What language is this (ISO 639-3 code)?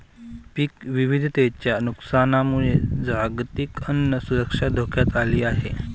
mar